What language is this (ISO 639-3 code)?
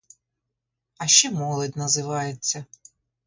ukr